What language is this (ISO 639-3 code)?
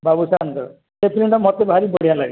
ori